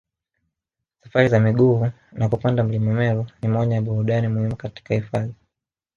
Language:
Swahili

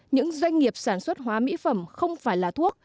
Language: Vietnamese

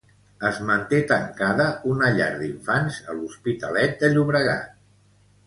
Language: Catalan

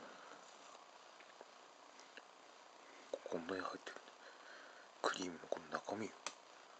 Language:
Japanese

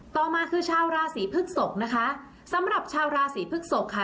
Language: Thai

